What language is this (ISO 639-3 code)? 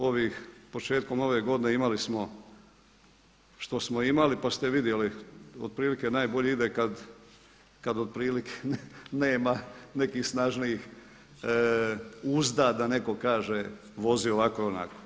hrv